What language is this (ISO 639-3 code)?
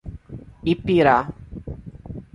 por